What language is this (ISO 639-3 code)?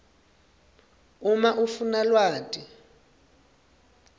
ssw